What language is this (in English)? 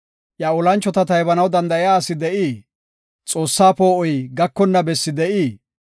Gofa